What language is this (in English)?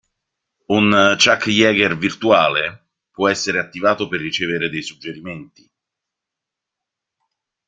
Italian